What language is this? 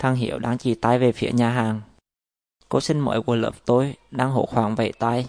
Vietnamese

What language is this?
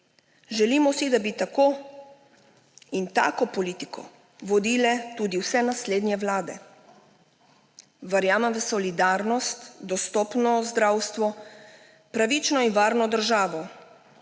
Slovenian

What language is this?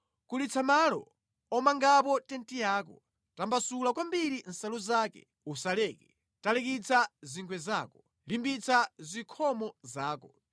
Nyanja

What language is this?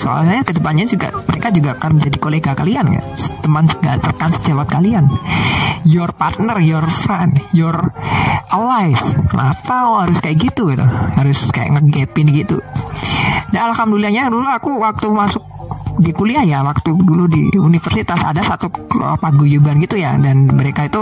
Indonesian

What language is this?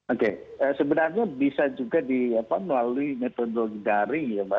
Indonesian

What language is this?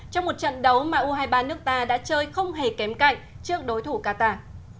Vietnamese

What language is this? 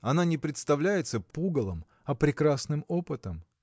Russian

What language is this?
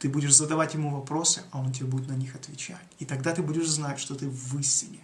Russian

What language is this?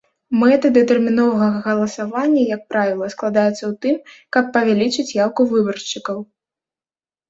Belarusian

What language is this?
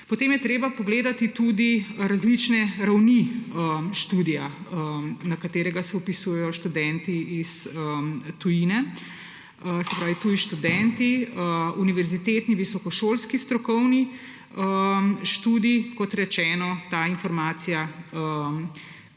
Slovenian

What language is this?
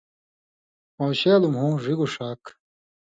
Indus Kohistani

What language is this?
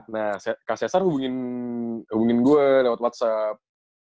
Indonesian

